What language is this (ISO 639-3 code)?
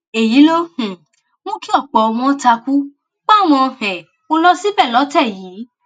yor